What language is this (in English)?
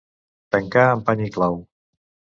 Catalan